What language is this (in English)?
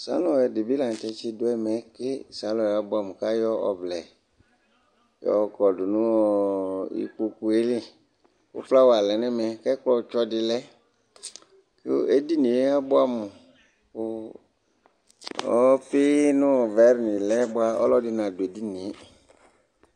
Ikposo